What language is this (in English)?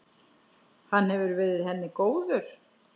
Icelandic